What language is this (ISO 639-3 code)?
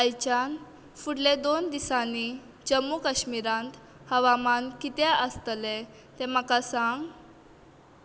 kok